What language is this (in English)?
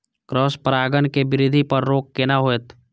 Maithili